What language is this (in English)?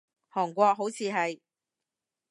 Cantonese